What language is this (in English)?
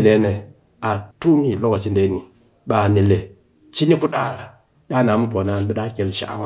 Cakfem-Mushere